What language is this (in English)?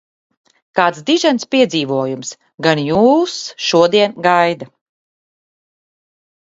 Latvian